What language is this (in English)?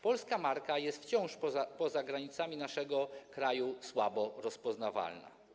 Polish